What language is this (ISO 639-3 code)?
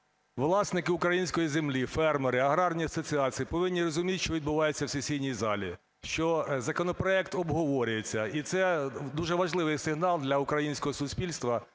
ukr